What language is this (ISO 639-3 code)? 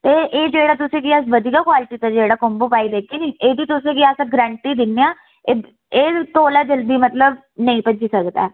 doi